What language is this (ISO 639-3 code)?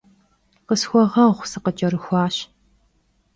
kbd